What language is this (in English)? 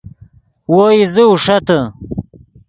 Yidgha